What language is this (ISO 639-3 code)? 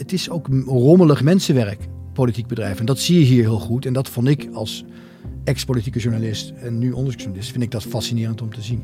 nld